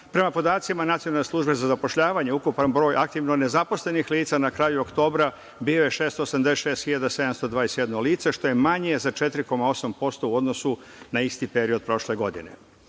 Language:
Serbian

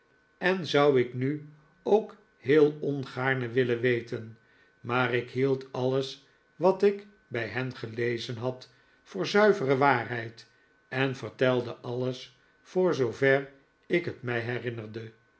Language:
Dutch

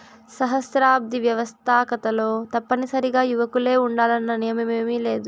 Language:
Telugu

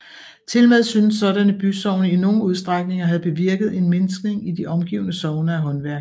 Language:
Danish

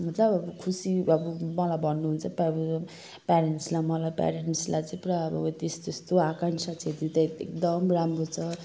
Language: Nepali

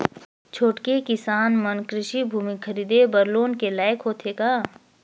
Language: Chhattisgarhi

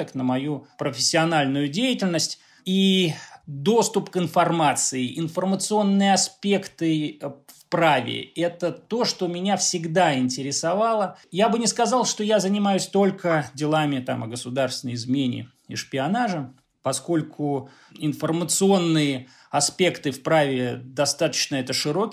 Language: Russian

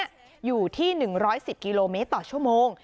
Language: Thai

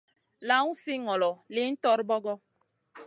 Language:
Masana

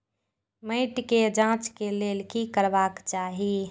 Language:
Maithili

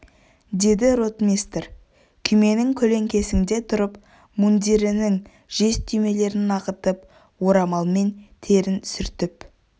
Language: Kazakh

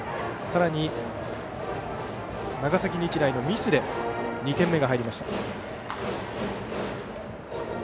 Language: Japanese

